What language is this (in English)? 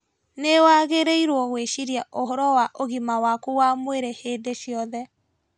Kikuyu